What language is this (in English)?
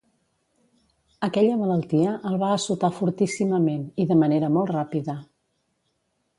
Catalan